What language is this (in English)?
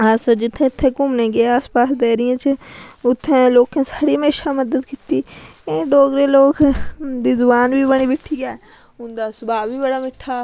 Dogri